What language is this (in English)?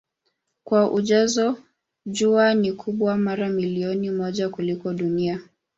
Swahili